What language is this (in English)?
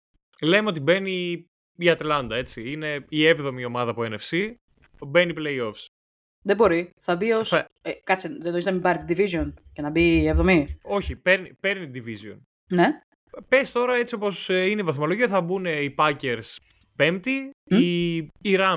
Greek